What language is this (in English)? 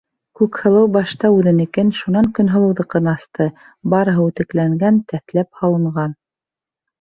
Bashkir